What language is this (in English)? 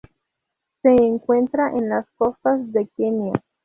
Spanish